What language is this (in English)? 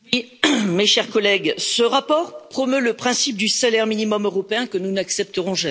French